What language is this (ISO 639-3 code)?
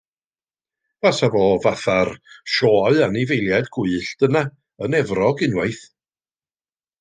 cym